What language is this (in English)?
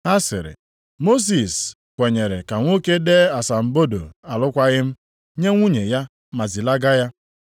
Igbo